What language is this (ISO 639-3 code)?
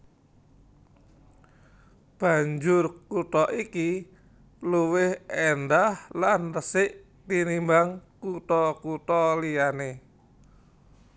jav